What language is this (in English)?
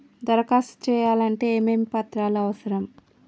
Telugu